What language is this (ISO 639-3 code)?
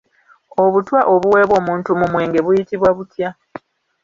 lug